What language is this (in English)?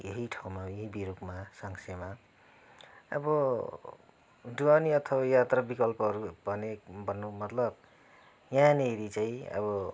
Nepali